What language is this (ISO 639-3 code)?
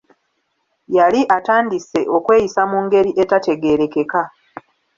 lug